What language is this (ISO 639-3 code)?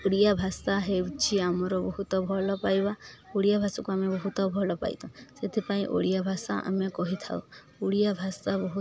ori